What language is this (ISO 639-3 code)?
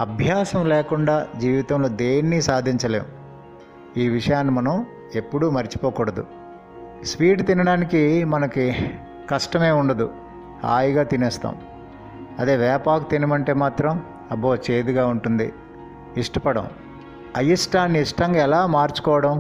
tel